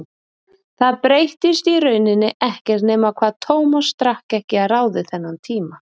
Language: Icelandic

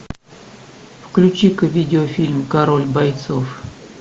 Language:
Russian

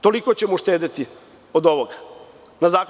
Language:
Serbian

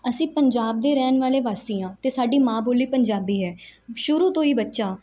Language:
Punjabi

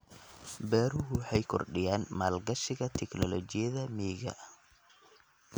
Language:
Somali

